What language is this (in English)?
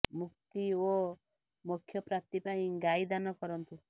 Odia